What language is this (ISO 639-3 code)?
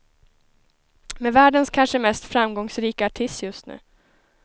swe